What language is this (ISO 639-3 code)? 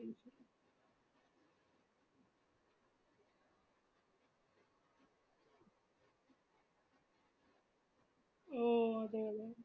mal